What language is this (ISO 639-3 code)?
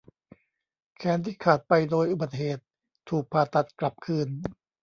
tha